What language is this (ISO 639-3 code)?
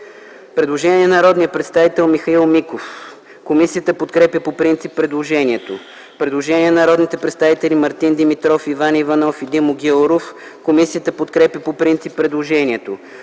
bul